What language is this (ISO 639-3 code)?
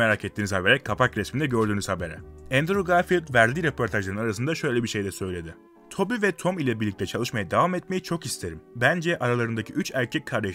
tur